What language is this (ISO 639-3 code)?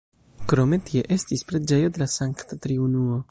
epo